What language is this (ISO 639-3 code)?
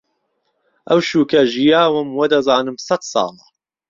ckb